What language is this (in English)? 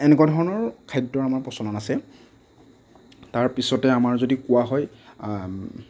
Assamese